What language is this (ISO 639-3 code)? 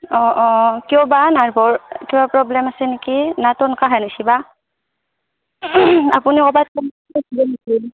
asm